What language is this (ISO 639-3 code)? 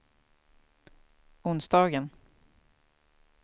swe